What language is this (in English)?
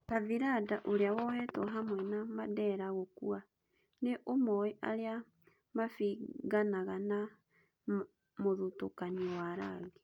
Kikuyu